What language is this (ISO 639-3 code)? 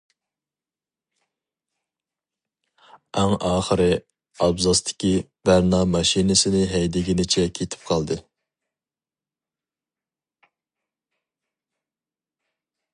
uig